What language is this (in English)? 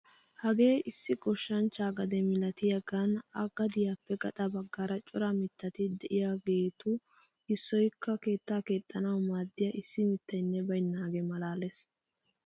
Wolaytta